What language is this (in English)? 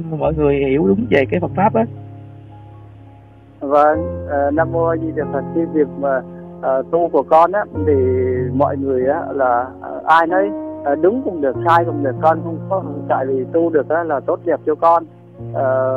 Vietnamese